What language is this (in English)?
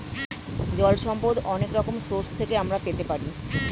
Bangla